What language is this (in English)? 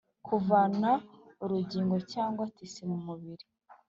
Kinyarwanda